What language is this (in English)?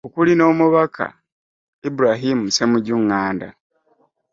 Ganda